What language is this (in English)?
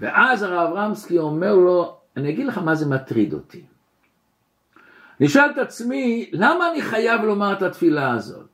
Hebrew